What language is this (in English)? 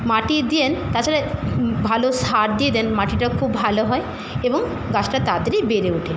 Bangla